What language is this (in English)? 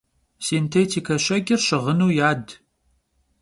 Kabardian